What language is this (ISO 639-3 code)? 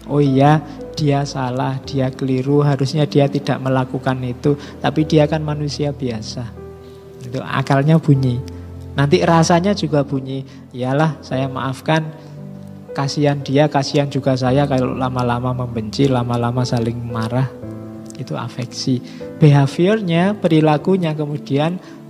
ind